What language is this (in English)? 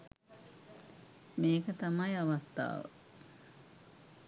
Sinhala